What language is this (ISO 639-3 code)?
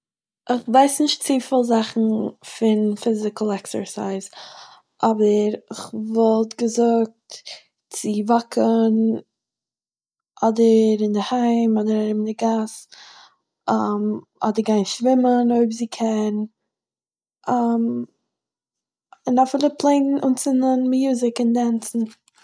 yid